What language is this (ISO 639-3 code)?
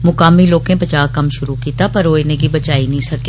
doi